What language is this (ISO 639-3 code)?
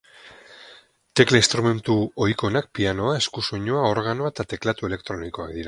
eus